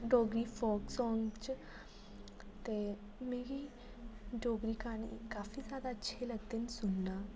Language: Dogri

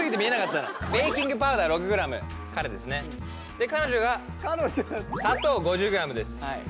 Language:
Japanese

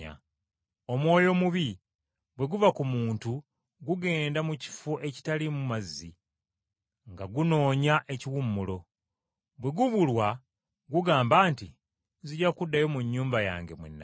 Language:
Ganda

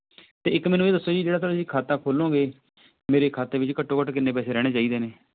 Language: Punjabi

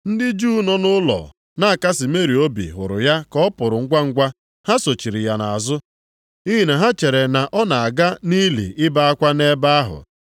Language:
Igbo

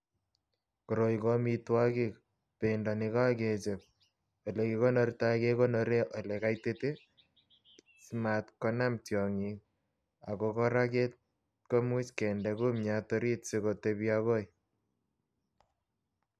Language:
Kalenjin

